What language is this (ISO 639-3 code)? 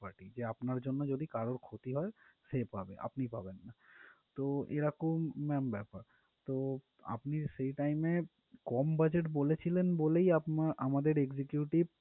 ben